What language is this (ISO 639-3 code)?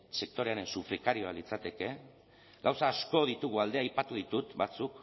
eus